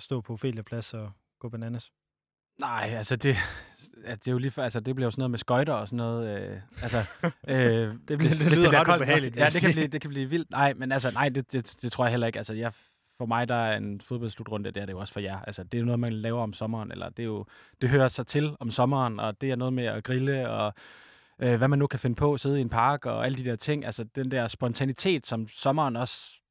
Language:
Danish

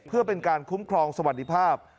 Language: Thai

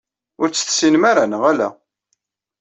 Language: Kabyle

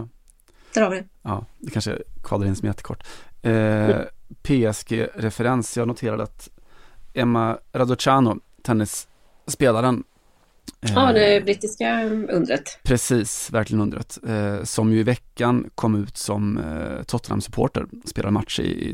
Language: Swedish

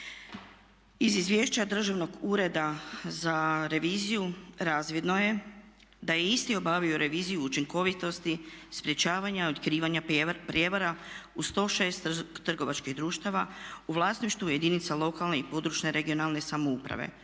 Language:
Croatian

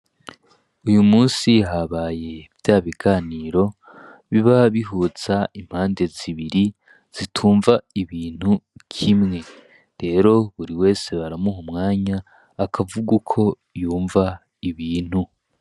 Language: Rundi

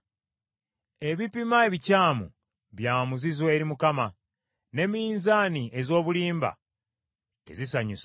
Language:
Ganda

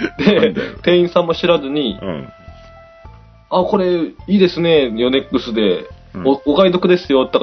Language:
Japanese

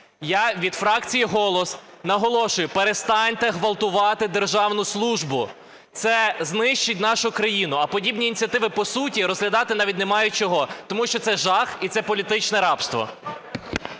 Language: Ukrainian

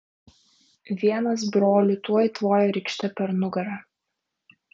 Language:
Lithuanian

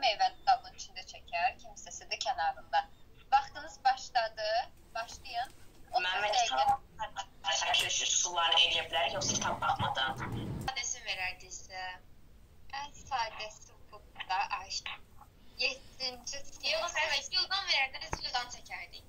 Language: Turkish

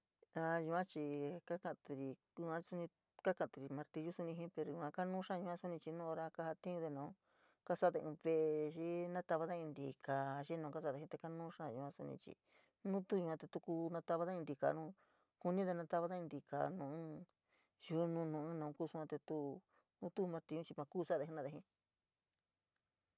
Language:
San Miguel El Grande Mixtec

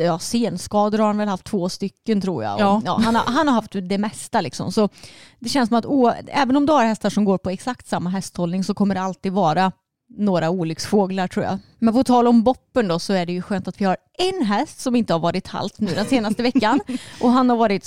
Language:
Swedish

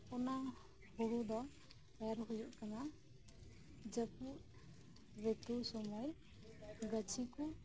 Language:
Santali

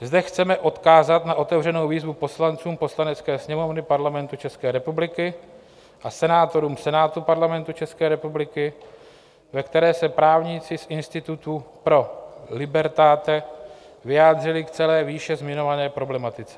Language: Czech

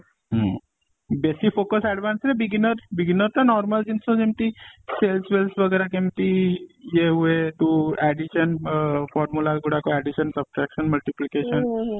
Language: Odia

